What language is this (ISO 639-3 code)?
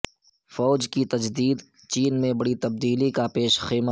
urd